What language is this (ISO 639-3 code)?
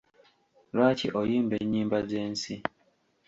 lug